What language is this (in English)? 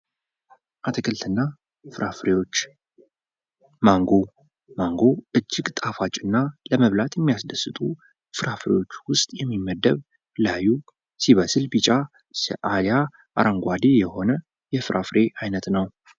Amharic